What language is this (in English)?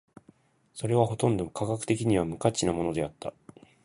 Japanese